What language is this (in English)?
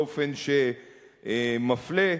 Hebrew